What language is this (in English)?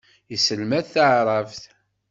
Kabyle